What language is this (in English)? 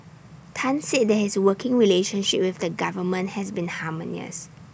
English